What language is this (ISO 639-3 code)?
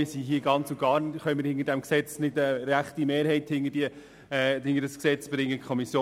gsw